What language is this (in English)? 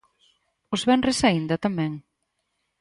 Galician